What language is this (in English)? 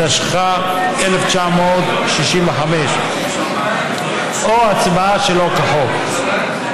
Hebrew